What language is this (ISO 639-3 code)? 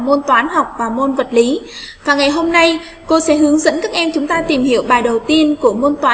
vie